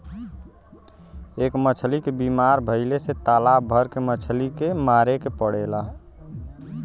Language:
Bhojpuri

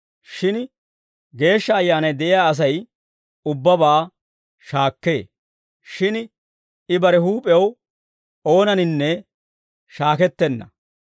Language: Dawro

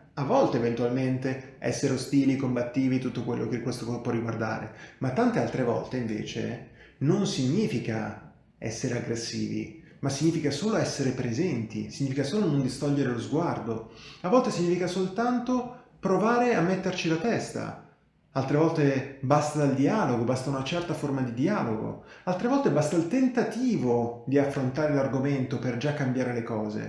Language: Italian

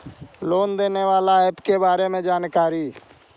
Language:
Magahi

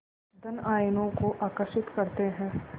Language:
Hindi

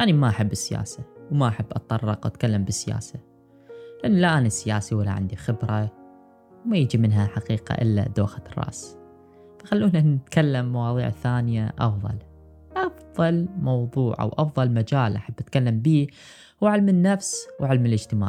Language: Arabic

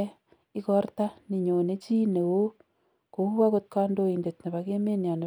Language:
Kalenjin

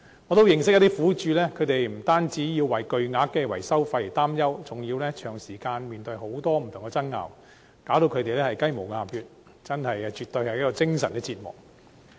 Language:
Cantonese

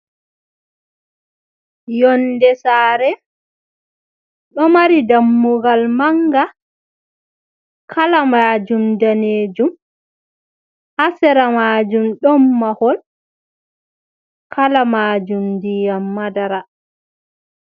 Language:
Fula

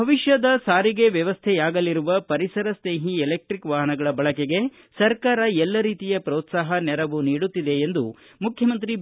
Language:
Kannada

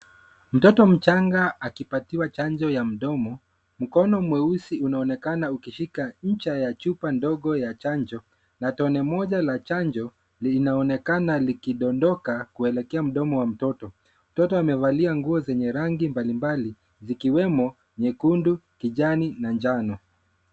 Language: Swahili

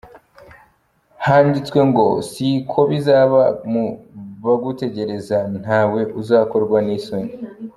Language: Kinyarwanda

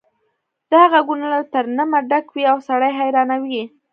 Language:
Pashto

